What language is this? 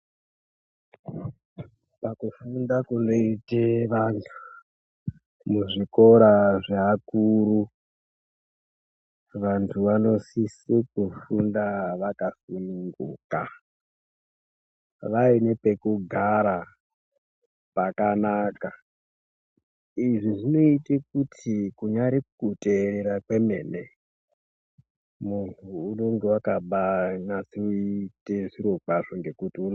Ndau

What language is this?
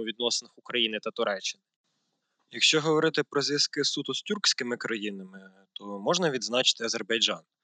Ukrainian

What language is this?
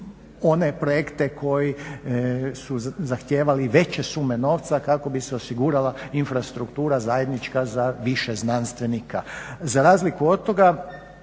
Croatian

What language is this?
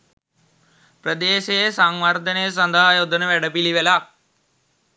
Sinhala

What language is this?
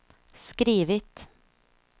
Swedish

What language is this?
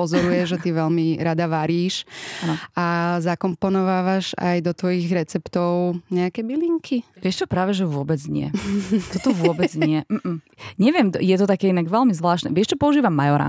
Slovak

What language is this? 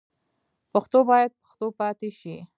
Pashto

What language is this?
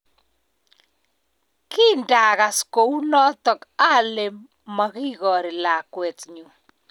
Kalenjin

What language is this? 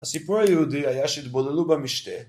Hebrew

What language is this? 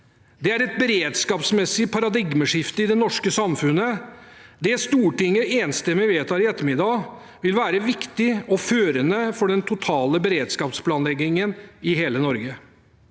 Norwegian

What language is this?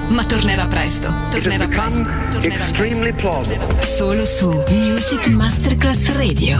Italian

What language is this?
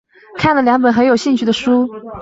Chinese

